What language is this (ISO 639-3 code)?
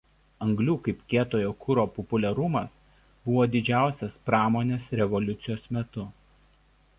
lit